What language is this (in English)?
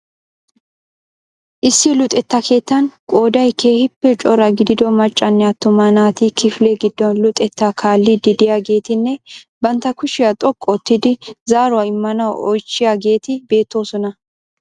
Wolaytta